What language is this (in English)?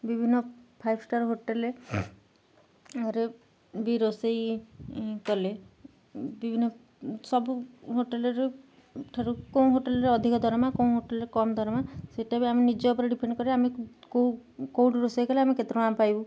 Odia